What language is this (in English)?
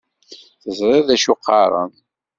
Kabyle